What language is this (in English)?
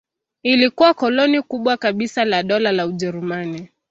Swahili